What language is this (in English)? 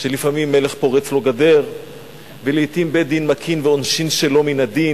Hebrew